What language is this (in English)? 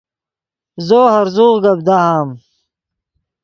Yidgha